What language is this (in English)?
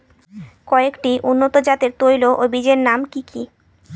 Bangla